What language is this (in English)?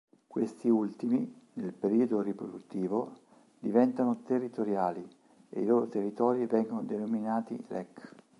Italian